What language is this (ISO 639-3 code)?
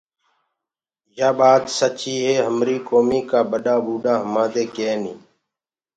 ggg